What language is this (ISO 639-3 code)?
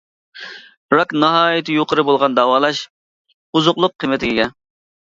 uig